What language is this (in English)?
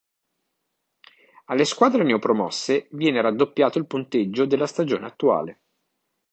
Italian